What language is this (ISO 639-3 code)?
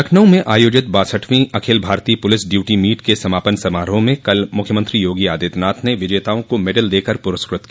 hin